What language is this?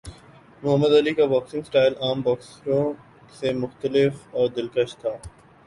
Urdu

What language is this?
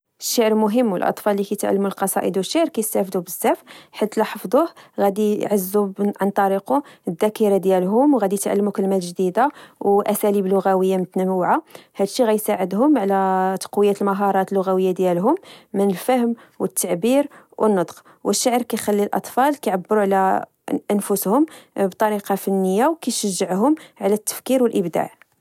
Moroccan Arabic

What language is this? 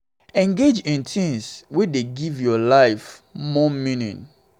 Nigerian Pidgin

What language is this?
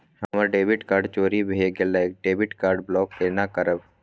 Maithili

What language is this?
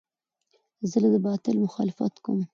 Pashto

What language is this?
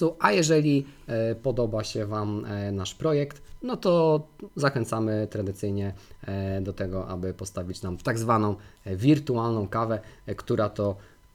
Polish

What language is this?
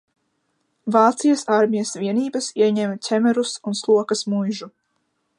Latvian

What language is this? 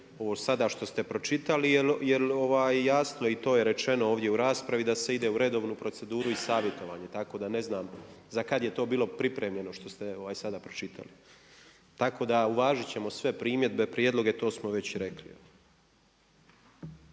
Croatian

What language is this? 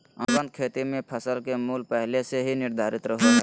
Magahi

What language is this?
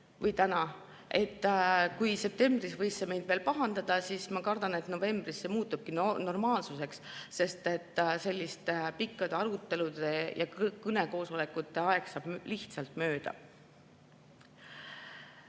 Estonian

